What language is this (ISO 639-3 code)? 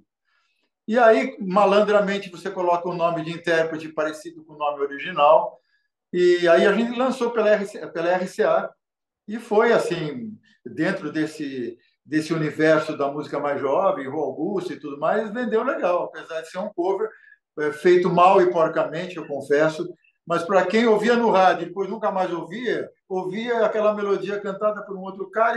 por